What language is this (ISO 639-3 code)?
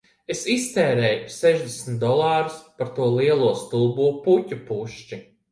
lav